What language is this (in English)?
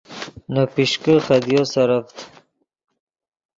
Yidgha